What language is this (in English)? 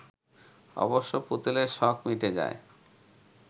Bangla